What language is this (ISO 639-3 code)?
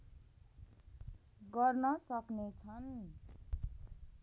nep